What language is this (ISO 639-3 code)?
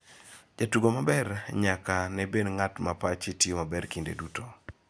luo